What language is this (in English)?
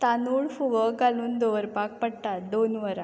Konkani